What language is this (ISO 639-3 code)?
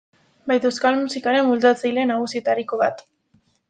eus